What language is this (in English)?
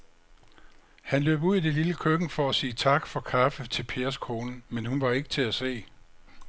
Danish